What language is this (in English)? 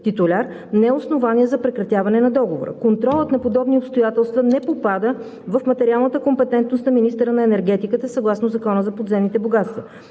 Bulgarian